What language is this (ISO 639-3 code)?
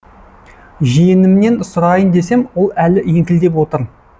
kaz